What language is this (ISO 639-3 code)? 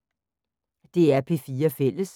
dan